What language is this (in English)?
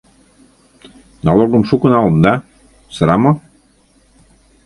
Mari